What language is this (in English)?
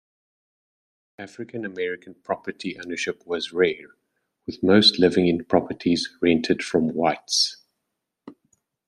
English